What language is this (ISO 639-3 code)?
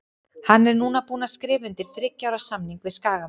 isl